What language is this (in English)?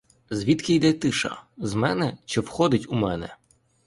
Ukrainian